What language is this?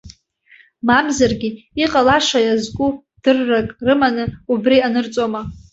Abkhazian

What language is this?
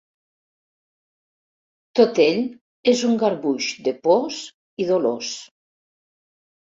Catalan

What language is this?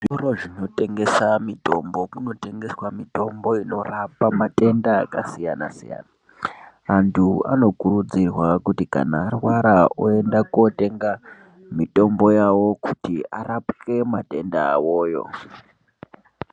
Ndau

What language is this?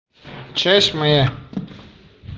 Russian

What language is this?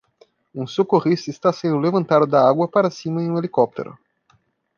Portuguese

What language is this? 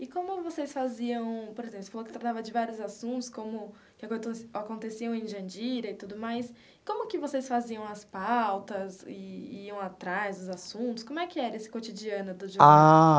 Portuguese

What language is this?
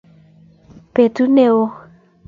Kalenjin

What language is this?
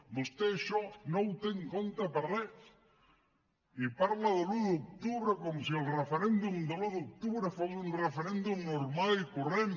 Catalan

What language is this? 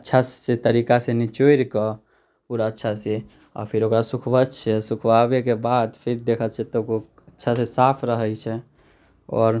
Maithili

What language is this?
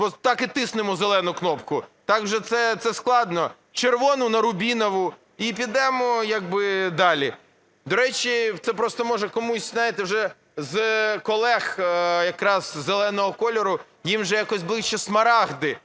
Ukrainian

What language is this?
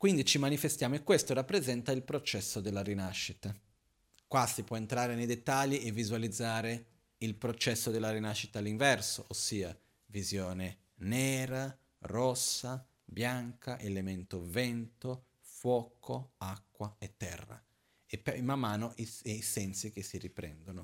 Italian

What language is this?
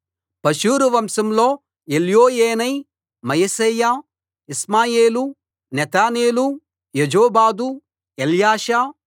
Telugu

